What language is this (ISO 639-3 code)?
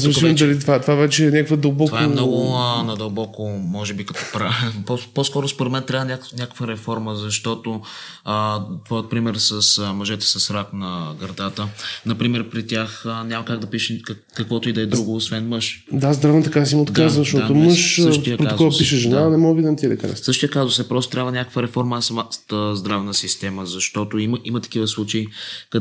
bul